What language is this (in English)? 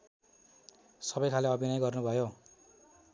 Nepali